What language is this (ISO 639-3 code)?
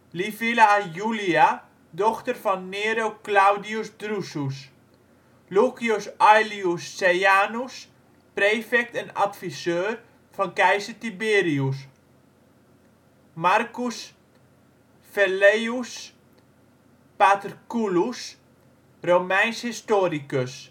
nld